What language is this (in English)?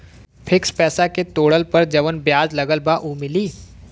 Bhojpuri